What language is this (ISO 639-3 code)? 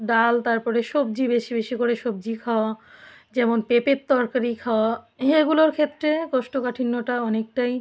ben